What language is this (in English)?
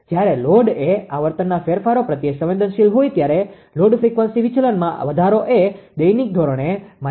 Gujarati